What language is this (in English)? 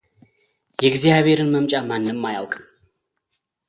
Amharic